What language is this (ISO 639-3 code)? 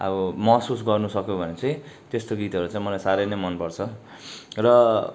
nep